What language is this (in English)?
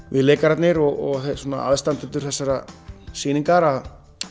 Icelandic